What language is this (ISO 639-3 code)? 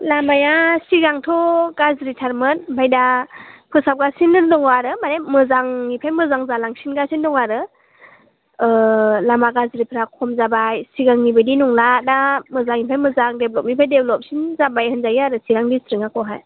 brx